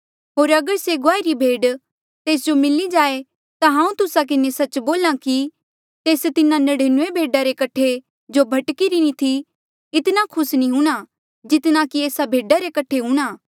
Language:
Mandeali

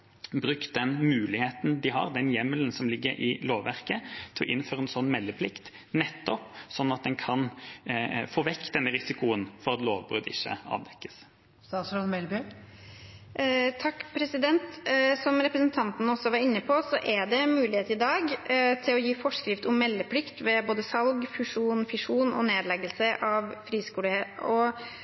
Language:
Norwegian Bokmål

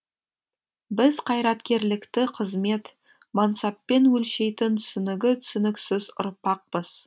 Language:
Kazakh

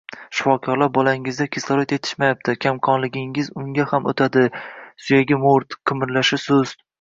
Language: Uzbek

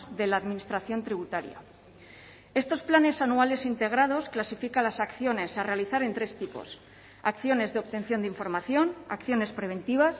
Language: Spanish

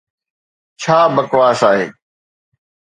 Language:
Sindhi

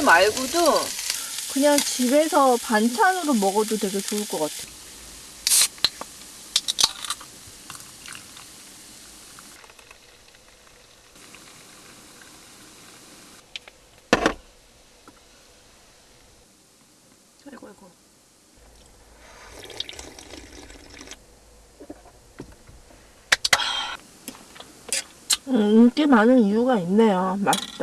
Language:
Korean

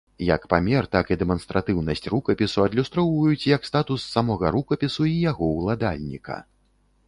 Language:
Belarusian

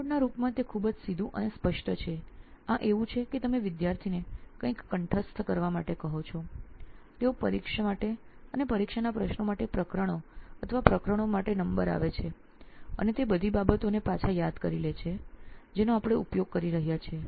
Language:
Gujarati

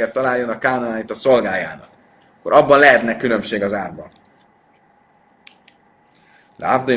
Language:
Hungarian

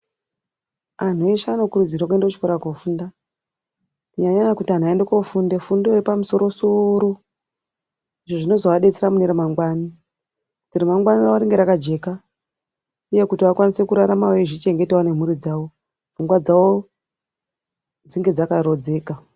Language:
Ndau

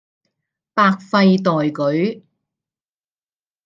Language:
Cantonese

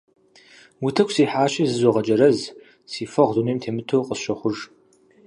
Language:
Kabardian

